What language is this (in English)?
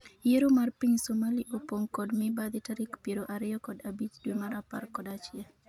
Luo (Kenya and Tanzania)